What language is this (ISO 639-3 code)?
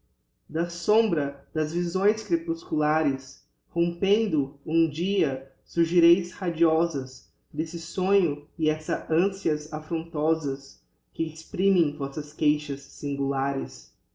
por